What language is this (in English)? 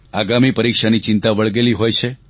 Gujarati